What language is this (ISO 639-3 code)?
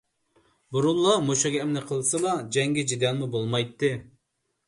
uig